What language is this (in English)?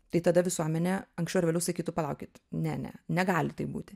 Lithuanian